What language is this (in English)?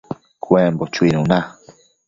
Matsés